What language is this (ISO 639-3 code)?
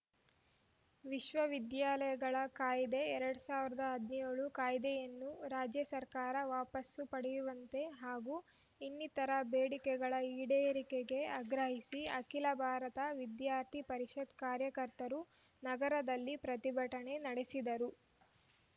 kan